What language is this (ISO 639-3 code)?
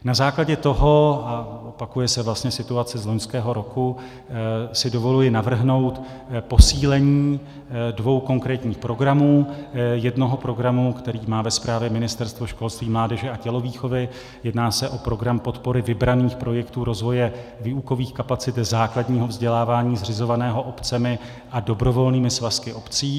ces